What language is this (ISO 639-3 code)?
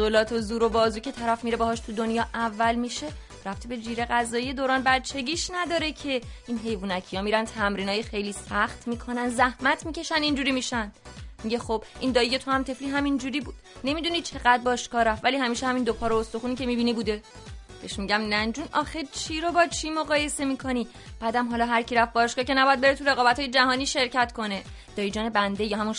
fas